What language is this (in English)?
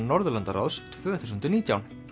Icelandic